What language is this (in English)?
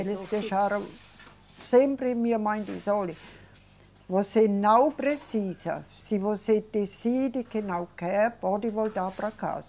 Portuguese